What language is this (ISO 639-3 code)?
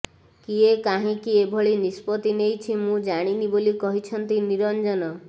ori